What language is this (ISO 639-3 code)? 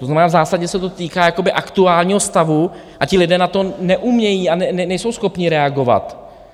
ces